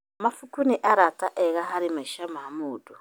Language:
Kikuyu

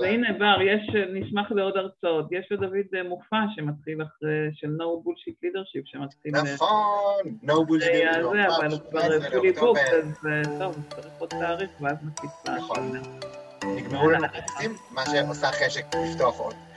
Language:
Hebrew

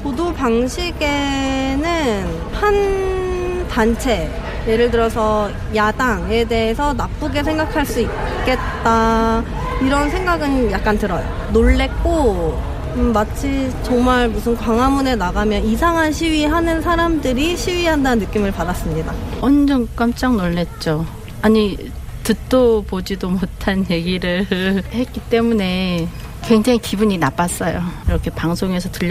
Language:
Korean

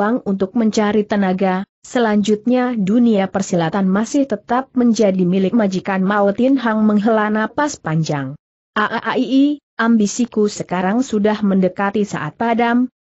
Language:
Indonesian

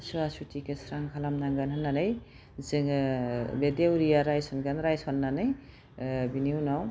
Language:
Bodo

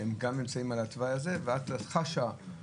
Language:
Hebrew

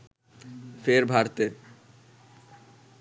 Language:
Bangla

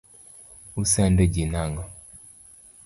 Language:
Luo (Kenya and Tanzania)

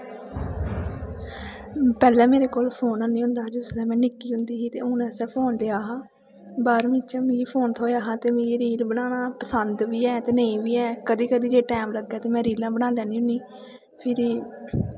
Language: Dogri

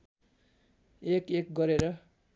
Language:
Nepali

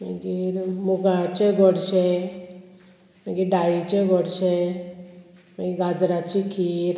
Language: Konkani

